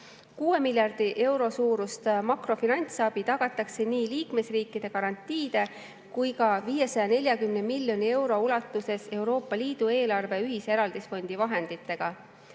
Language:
Estonian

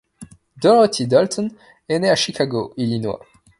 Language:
French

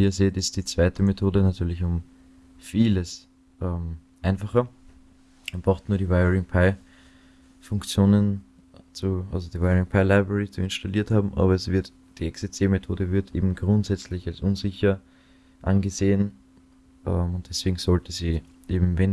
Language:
German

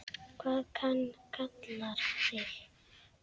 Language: Icelandic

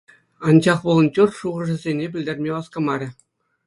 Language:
Chuvash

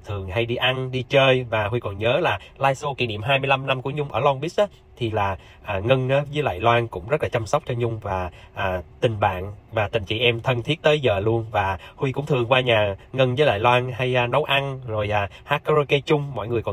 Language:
Vietnamese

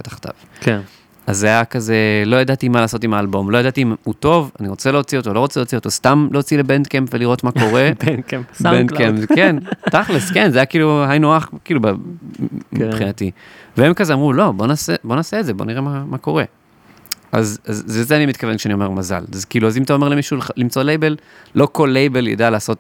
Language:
Hebrew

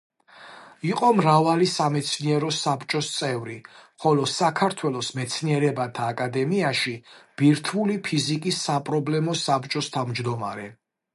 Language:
Georgian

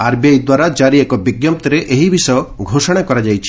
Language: Odia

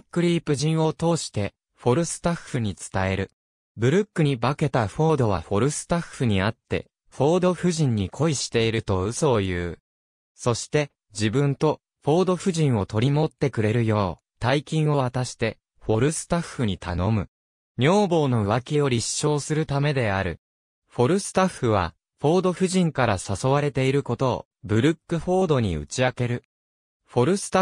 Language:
Japanese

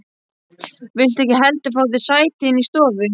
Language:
Icelandic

